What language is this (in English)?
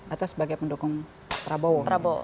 Indonesian